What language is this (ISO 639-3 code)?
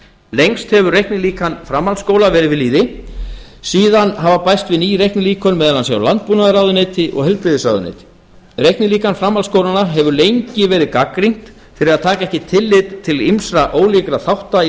isl